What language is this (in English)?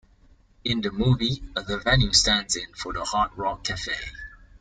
English